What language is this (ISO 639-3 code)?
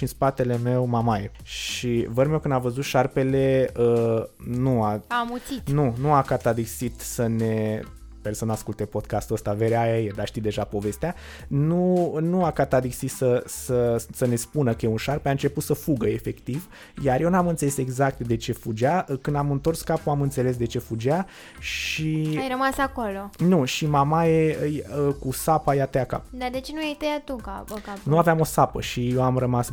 ron